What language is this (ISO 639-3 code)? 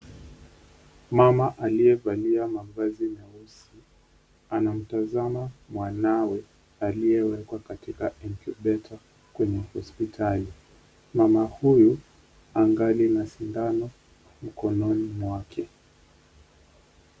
swa